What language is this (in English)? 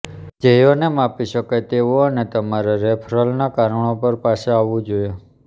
Gujarati